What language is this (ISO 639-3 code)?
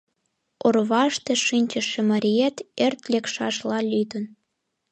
chm